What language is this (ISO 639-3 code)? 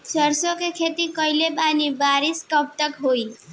bho